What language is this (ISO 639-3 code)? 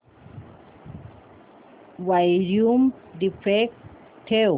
mar